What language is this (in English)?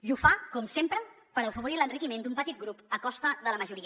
Catalan